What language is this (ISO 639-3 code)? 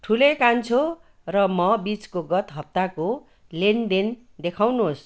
nep